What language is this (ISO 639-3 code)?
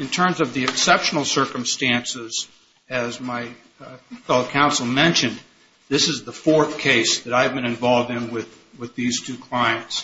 eng